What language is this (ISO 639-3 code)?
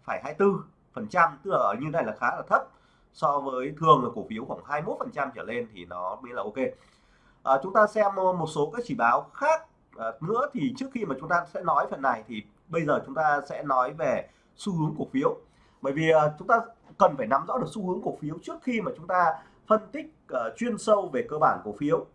vie